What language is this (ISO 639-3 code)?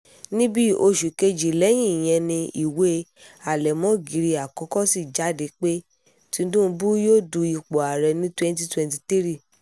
yor